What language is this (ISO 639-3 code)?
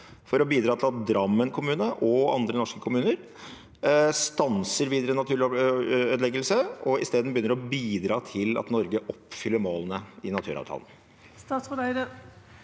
nor